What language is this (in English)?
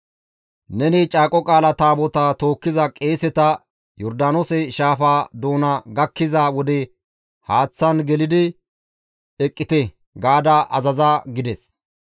Gamo